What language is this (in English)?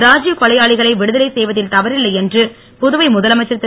Tamil